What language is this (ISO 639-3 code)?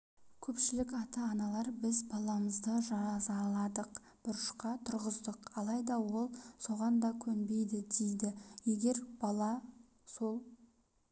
kaz